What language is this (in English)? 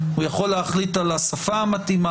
Hebrew